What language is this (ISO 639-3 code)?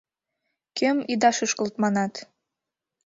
chm